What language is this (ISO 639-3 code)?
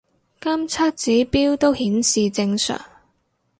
yue